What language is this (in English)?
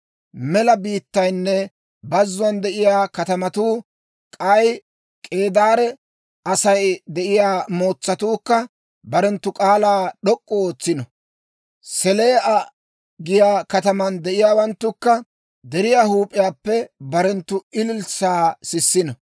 Dawro